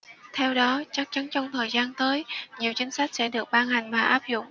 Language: Vietnamese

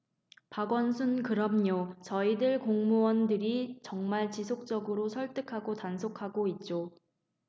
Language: Korean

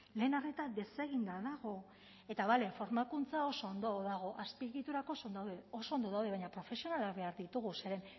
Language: Basque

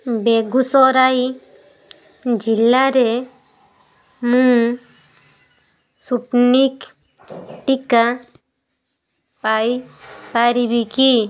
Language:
Odia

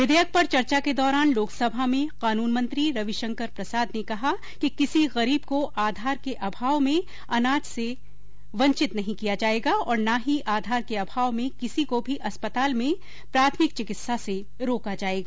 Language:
Hindi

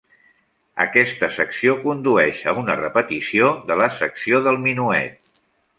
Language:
Catalan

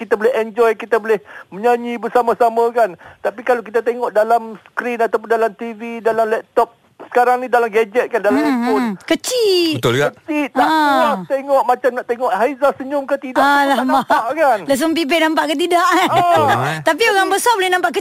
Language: Malay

